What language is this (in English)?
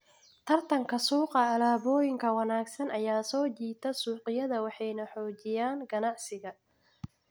Somali